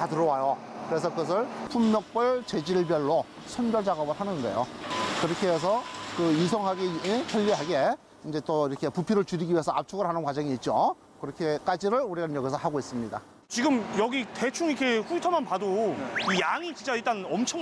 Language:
Korean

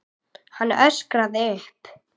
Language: Icelandic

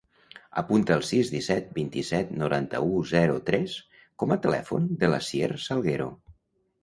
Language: Catalan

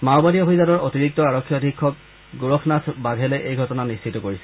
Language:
Assamese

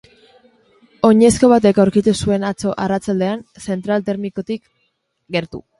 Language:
Basque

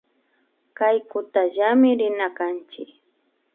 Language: Imbabura Highland Quichua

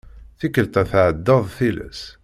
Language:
Kabyle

